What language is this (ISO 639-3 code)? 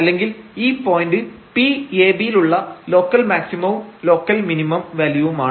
mal